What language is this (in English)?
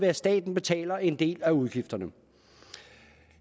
Danish